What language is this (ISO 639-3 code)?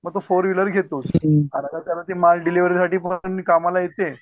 mar